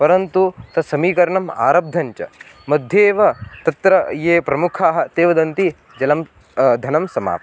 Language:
Sanskrit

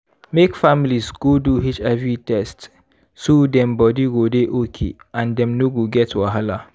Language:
Nigerian Pidgin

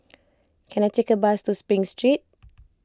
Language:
English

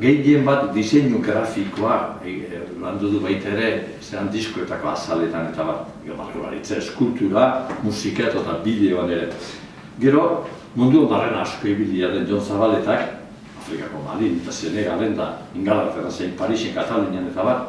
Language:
Turkish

